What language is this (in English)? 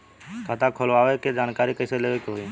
Bhojpuri